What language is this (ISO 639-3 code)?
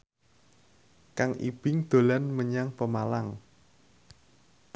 jav